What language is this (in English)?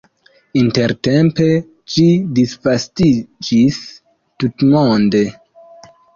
Esperanto